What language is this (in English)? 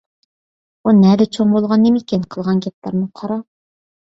Uyghur